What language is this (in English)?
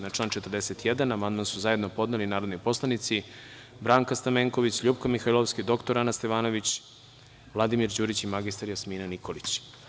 Serbian